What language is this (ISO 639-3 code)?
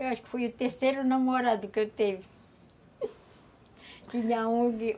por